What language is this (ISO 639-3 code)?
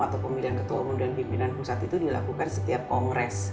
ind